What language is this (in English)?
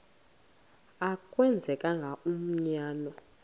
Xhosa